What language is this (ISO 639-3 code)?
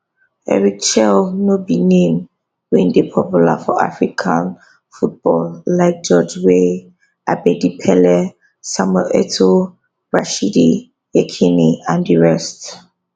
pcm